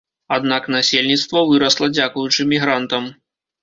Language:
Belarusian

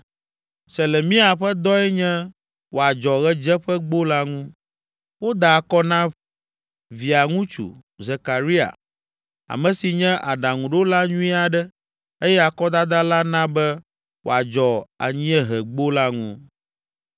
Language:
Ewe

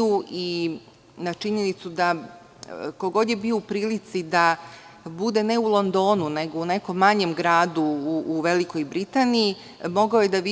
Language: Serbian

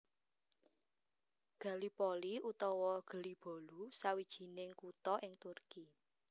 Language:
Javanese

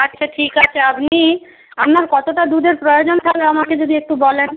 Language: Bangla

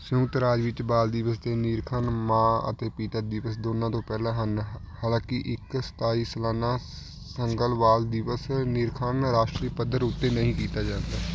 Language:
Punjabi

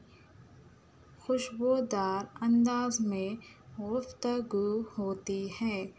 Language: Urdu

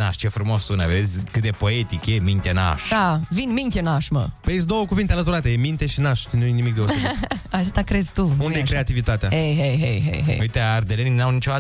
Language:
Romanian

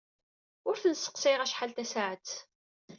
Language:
Kabyle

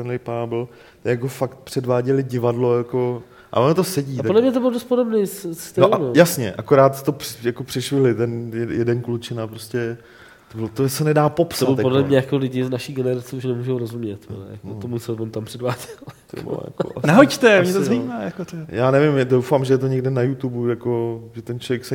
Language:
Czech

